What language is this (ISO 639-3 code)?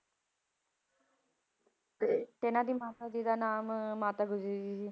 pan